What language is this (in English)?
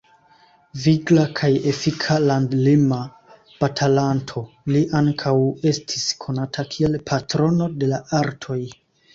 Esperanto